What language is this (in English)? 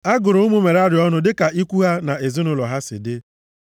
Igbo